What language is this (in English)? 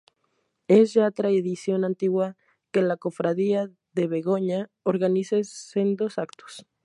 Spanish